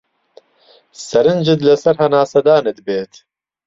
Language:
Central Kurdish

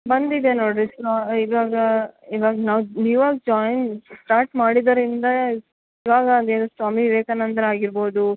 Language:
Kannada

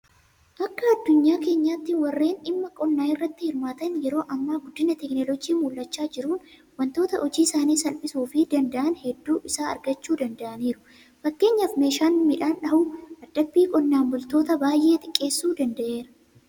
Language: Oromo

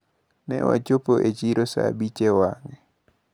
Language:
Luo (Kenya and Tanzania)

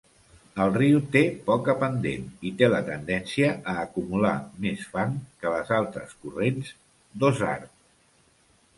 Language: Catalan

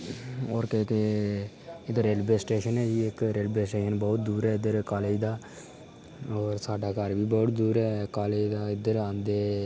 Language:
Dogri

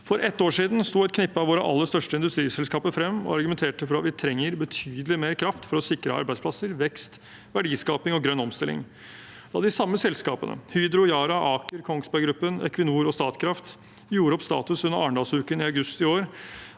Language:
Norwegian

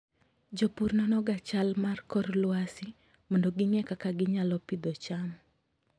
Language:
Luo (Kenya and Tanzania)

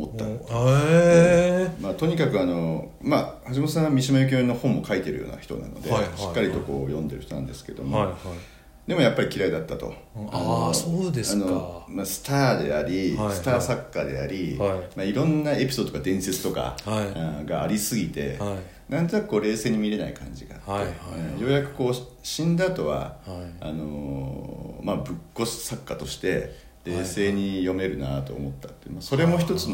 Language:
Japanese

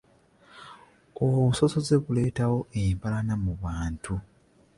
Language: Ganda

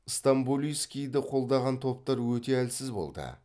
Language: Kazakh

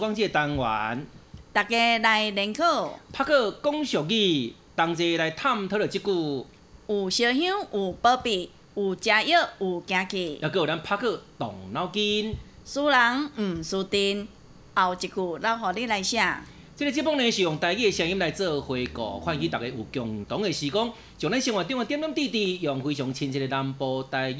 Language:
Chinese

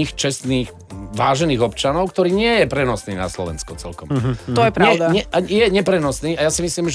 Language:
Slovak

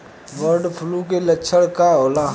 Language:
Bhojpuri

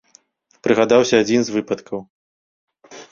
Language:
Belarusian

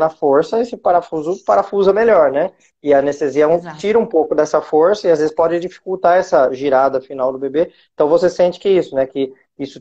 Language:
Portuguese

